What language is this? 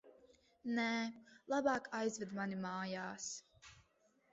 Latvian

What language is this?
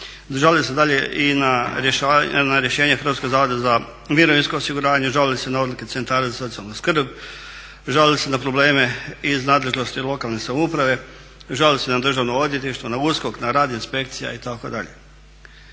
Croatian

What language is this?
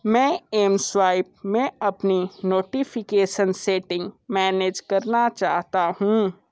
Hindi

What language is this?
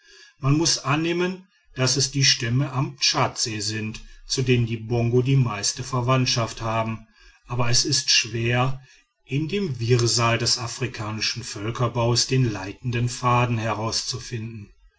German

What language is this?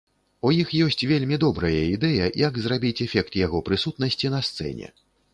Belarusian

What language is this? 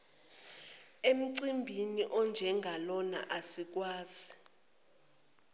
Zulu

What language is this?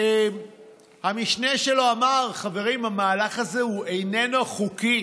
Hebrew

